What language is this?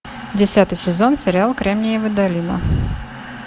Russian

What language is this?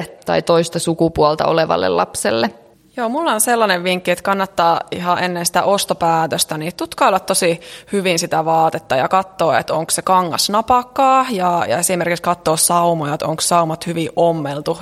Finnish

